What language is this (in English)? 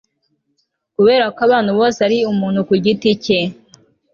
Kinyarwanda